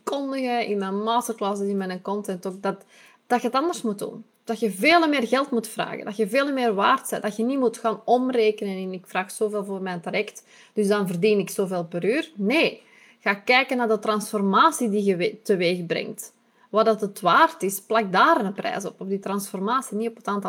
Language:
Dutch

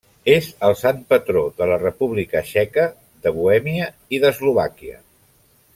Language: Catalan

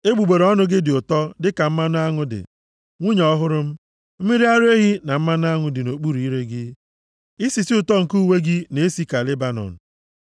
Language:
Igbo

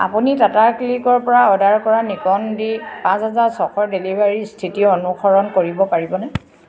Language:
Assamese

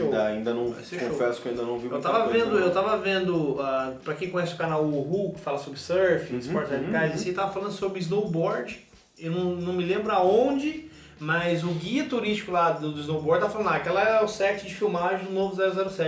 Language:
Portuguese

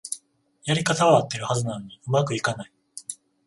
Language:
Japanese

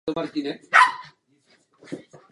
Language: Czech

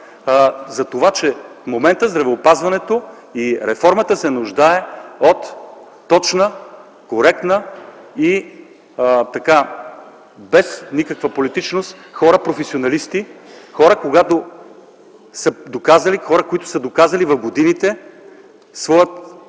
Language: Bulgarian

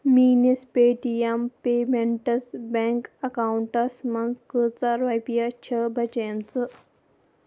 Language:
Kashmiri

